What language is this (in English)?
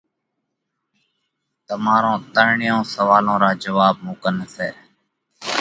Parkari Koli